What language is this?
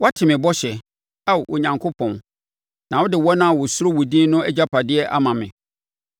Akan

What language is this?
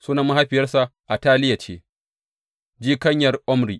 Hausa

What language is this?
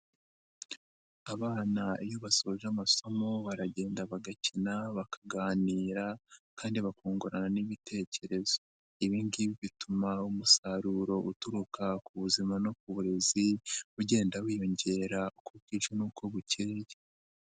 Kinyarwanda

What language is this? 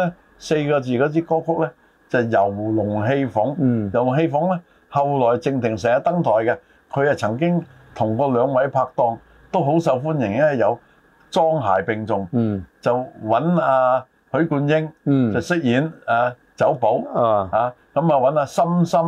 Chinese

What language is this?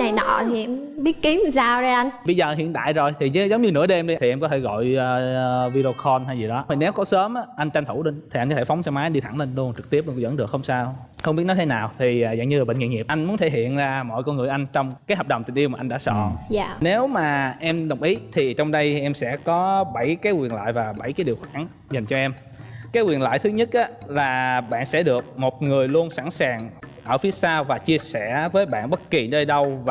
Vietnamese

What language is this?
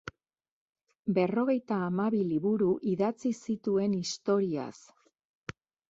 Basque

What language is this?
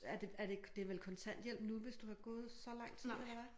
Danish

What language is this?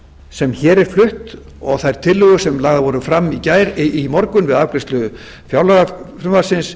Icelandic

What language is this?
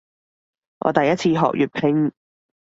Cantonese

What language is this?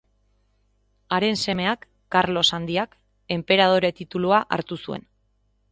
Basque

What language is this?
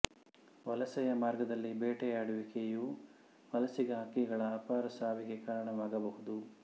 Kannada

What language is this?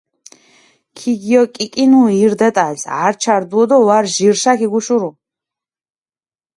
Mingrelian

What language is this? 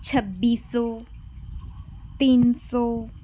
Punjabi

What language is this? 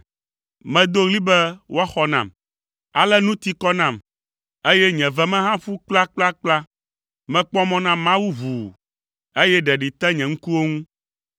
Ewe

